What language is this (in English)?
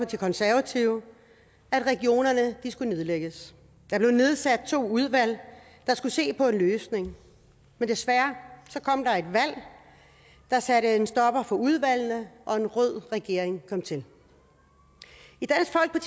Danish